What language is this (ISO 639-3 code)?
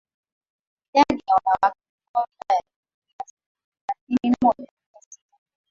swa